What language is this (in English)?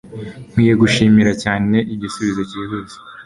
Kinyarwanda